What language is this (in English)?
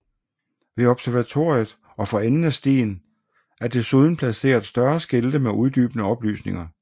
Danish